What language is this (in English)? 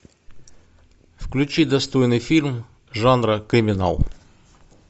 Russian